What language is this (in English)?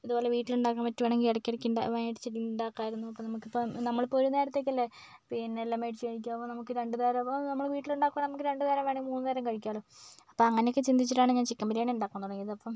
Malayalam